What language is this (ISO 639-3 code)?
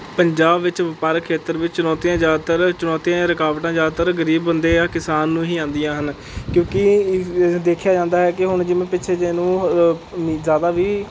pan